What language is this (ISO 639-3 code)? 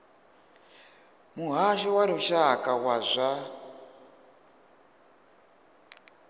ven